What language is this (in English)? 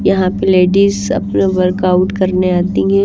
Hindi